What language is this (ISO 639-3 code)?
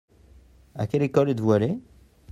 fra